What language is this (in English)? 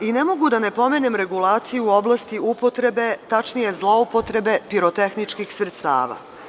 Serbian